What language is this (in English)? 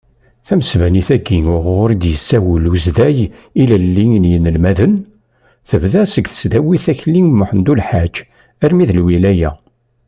Kabyle